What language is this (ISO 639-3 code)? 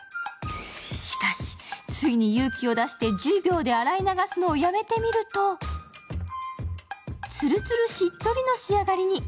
jpn